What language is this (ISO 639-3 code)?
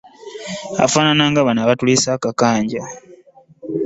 lug